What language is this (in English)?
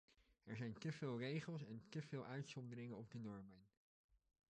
Dutch